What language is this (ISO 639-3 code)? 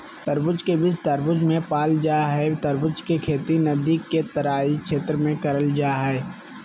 mag